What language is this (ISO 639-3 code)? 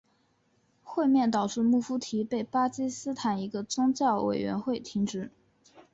zho